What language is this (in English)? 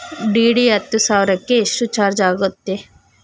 Kannada